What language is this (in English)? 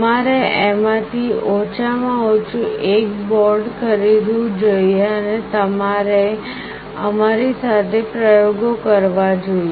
Gujarati